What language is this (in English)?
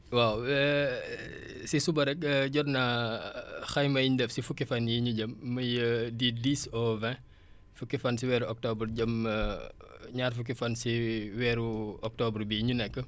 Wolof